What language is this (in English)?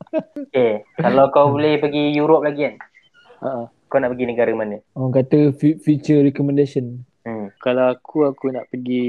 Malay